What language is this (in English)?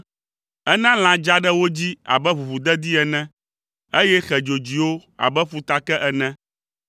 Ewe